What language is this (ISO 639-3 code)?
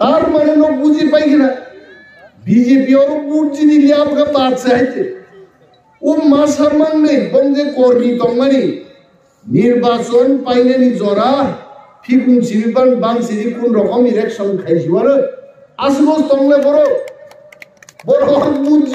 tur